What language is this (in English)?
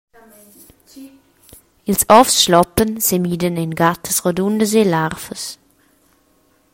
Romansh